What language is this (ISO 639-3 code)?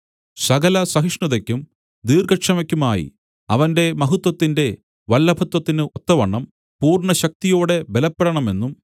mal